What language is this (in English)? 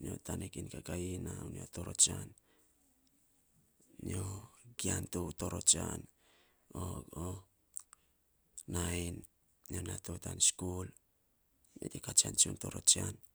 Saposa